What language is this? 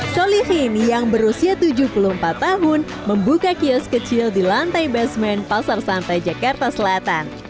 Indonesian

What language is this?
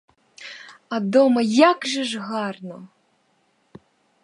Ukrainian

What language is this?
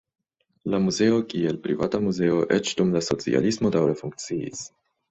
Esperanto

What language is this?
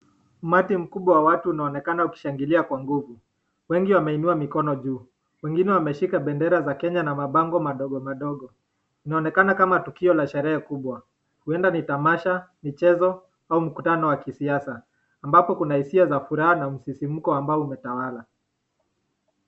Swahili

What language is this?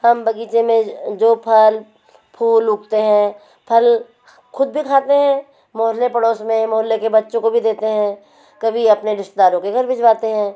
Hindi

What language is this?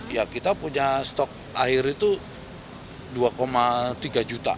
Indonesian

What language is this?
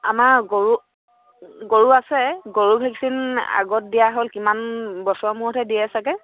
Assamese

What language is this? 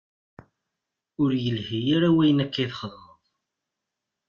Kabyle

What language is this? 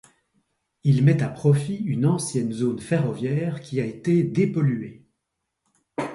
French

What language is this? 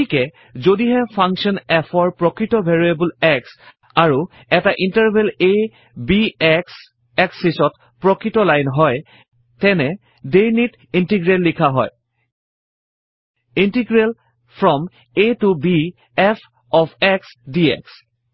Assamese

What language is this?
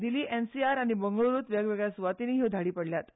Konkani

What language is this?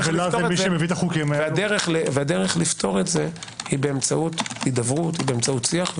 Hebrew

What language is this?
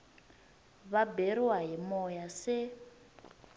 Tsonga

